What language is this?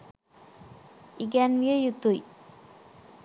Sinhala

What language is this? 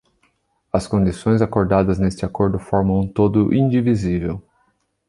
Portuguese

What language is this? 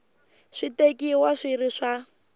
Tsonga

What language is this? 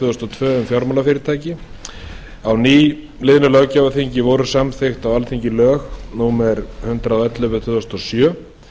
Icelandic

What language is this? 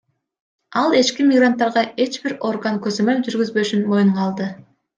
Kyrgyz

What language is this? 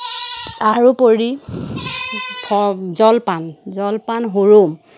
Assamese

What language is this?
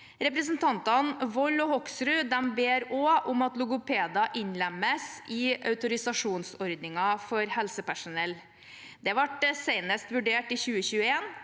Norwegian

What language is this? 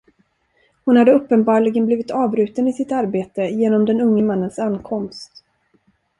Swedish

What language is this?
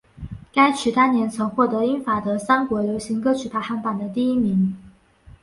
Chinese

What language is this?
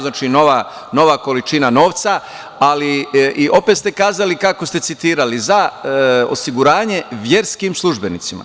Serbian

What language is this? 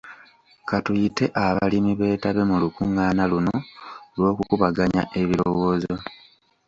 Ganda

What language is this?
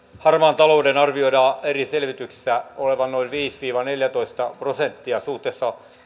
Finnish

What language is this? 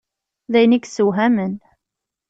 Kabyle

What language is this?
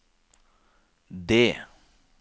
Norwegian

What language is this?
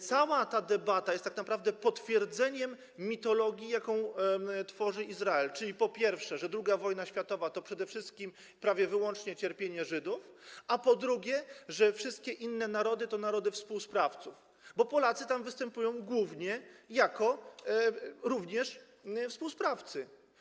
Polish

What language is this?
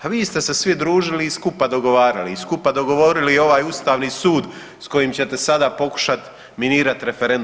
Croatian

